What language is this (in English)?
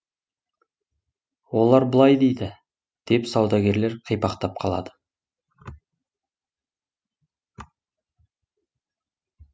Kazakh